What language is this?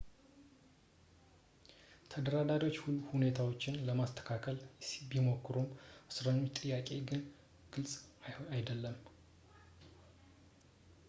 Amharic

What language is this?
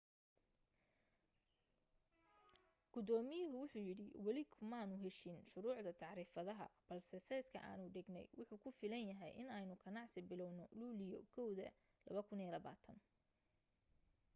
Somali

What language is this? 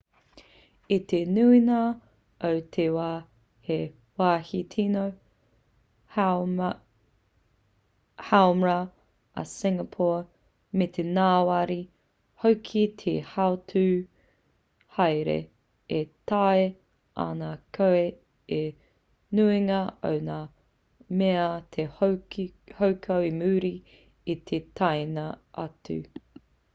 Māori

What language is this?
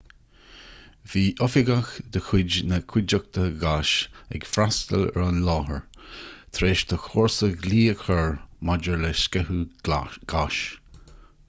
Irish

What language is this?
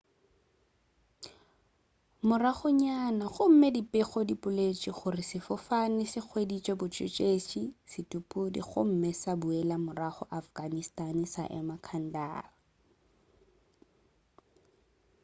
Northern Sotho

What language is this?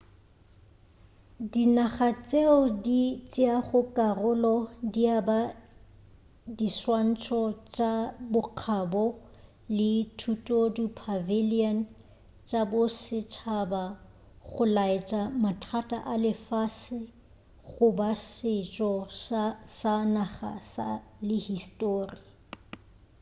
Northern Sotho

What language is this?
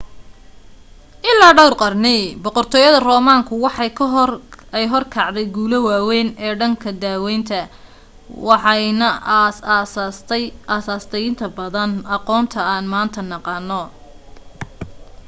Somali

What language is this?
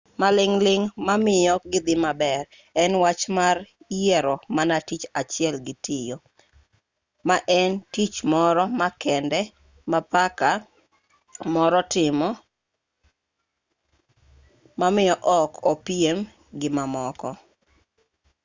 Luo (Kenya and Tanzania)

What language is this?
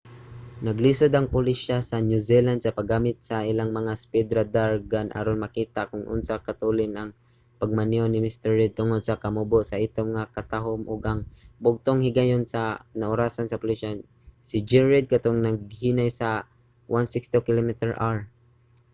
Cebuano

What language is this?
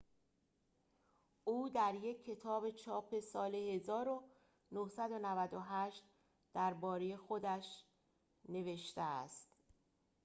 Persian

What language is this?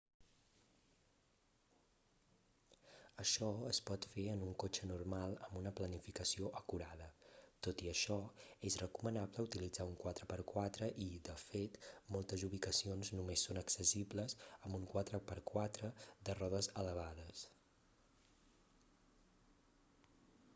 Catalan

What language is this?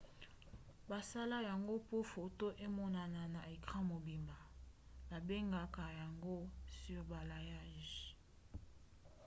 Lingala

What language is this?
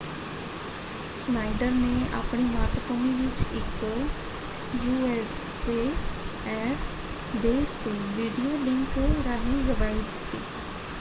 Punjabi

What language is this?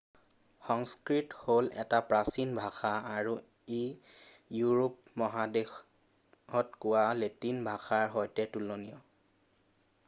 Assamese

